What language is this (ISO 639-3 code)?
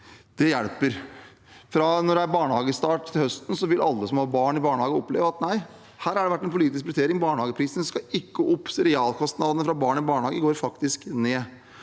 nor